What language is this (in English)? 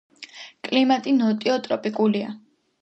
Georgian